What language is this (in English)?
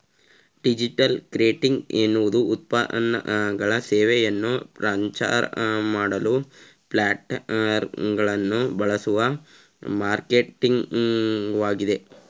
Kannada